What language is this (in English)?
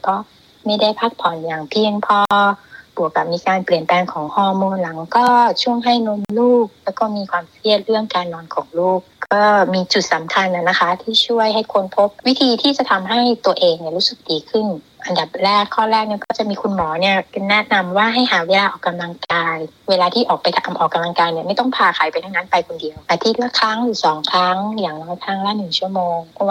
Thai